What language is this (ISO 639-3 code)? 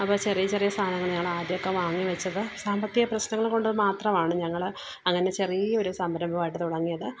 mal